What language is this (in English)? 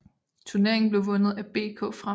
Danish